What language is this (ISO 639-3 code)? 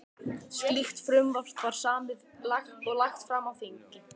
isl